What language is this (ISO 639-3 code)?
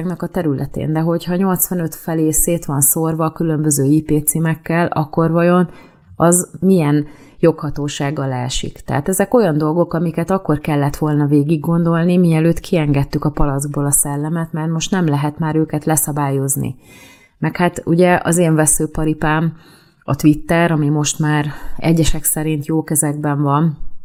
hun